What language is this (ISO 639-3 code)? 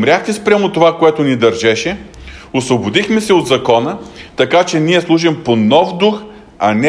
bul